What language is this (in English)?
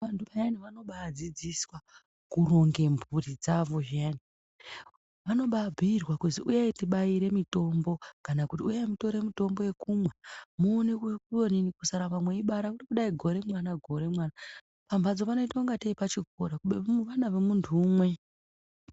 Ndau